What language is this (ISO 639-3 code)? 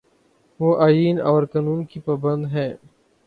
urd